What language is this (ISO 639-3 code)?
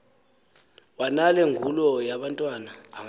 xho